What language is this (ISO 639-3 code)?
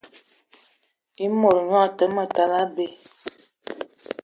eto